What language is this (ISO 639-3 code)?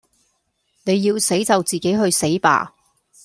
yue